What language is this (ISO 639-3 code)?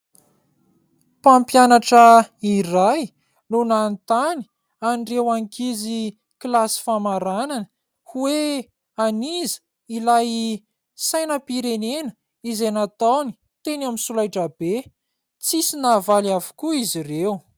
mlg